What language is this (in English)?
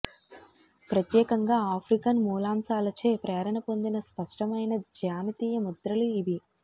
Telugu